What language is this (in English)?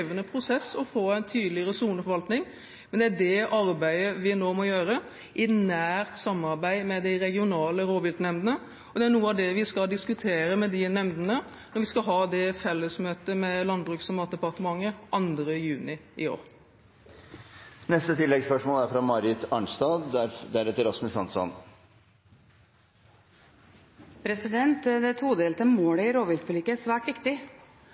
Norwegian